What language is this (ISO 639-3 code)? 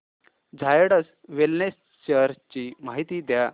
mar